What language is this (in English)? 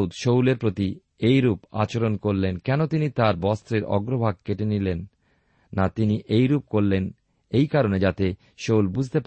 Bangla